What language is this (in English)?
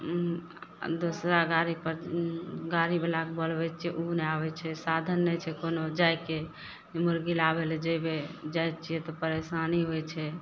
Maithili